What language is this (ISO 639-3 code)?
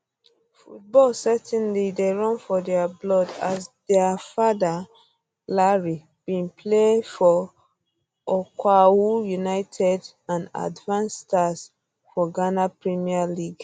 pcm